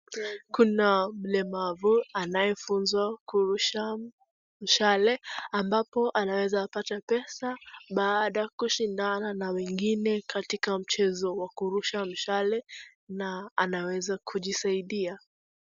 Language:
Swahili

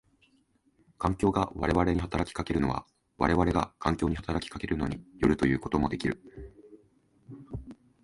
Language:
Japanese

